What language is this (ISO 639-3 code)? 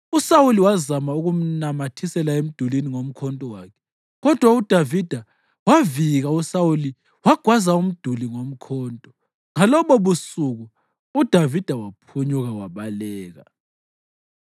nde